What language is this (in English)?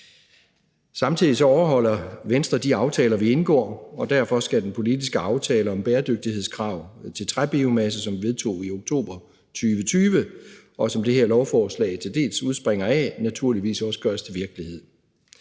Danish